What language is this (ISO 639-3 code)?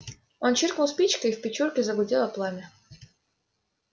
rus